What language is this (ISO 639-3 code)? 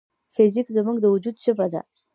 pus